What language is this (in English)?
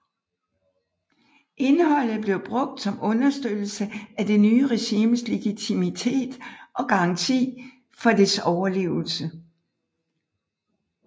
Danish